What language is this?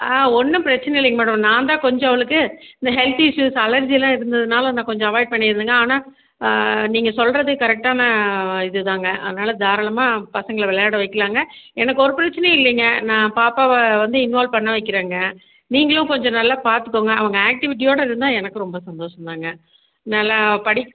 Tamil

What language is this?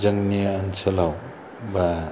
Bodo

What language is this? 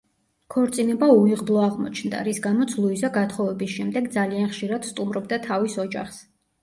Georgian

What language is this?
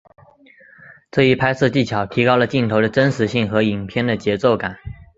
Chinese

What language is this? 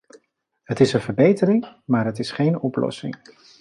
Dutch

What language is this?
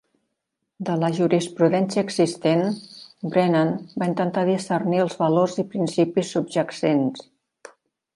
Catalan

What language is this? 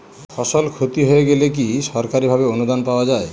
Bangla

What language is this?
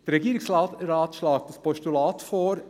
Swiss German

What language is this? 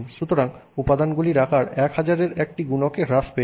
Bangla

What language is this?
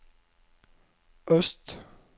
Norwegian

